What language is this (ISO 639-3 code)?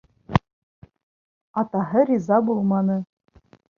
bak